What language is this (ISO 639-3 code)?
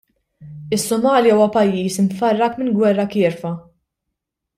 mlt